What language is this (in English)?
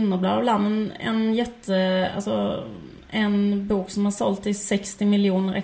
Swedish